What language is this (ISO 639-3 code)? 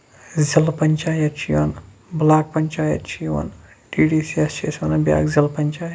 kas